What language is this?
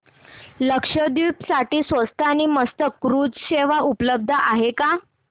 Marathi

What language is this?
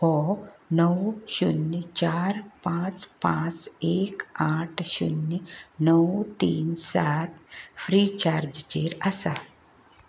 Konkani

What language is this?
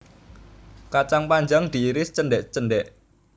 Javanese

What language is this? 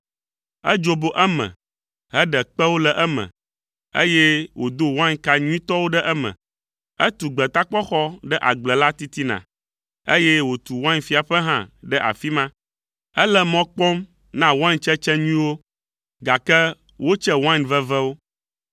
Ewe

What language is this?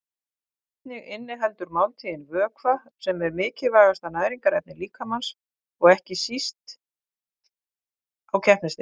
Icelandic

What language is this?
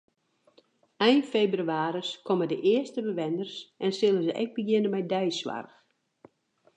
Western Frisian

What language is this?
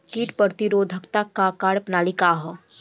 Bhojpuri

